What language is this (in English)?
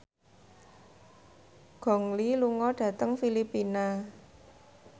Javanese